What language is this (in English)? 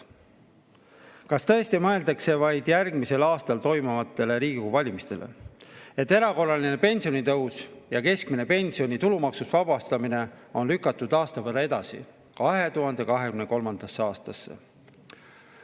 Estonian